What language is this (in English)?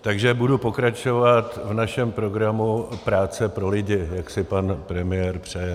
Czech